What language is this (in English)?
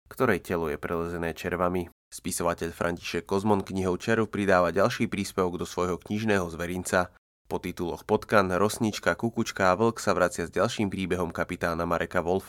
Slovak